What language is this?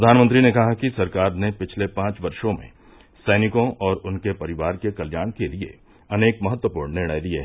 Hindi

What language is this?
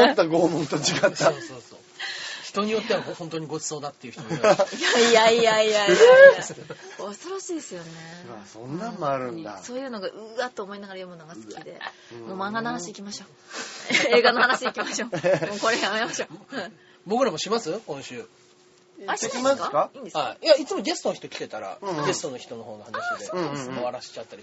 Japanese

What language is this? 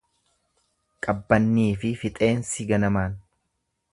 Oromo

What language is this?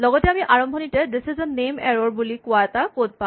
Assamese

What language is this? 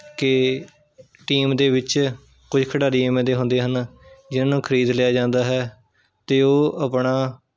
Punjabi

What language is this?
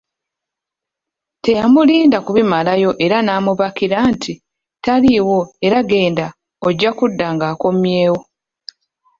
Ganda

